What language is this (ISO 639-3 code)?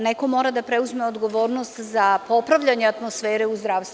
srp